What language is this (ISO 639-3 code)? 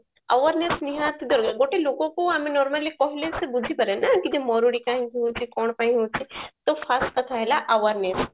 ori